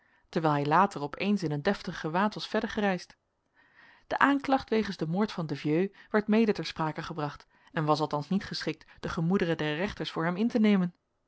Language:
Dutch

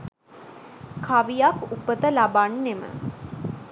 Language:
Sinhala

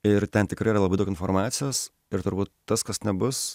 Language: Lithuanian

